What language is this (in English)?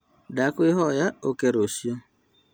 Kikuyu